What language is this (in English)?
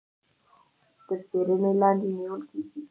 Pashto